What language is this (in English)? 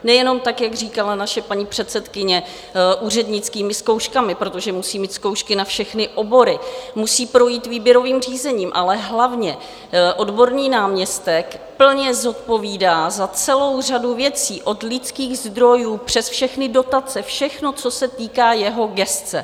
Czech